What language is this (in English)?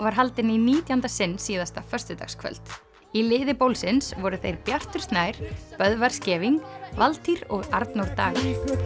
Icelandic